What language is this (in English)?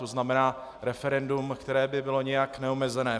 Czech